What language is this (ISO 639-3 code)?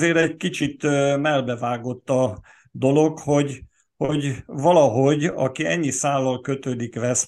hun